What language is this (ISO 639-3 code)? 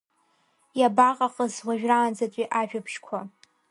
abk